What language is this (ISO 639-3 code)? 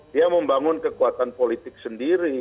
ind